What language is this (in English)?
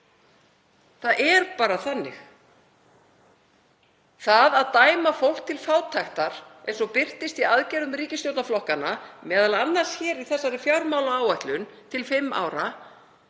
Icelandic